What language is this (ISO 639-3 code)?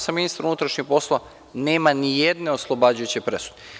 srp